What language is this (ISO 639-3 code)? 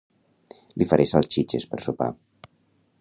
cat